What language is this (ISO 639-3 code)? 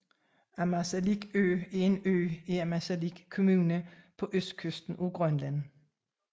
dan